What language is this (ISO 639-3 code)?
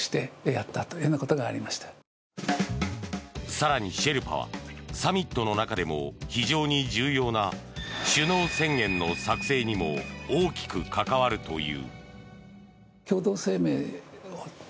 jpn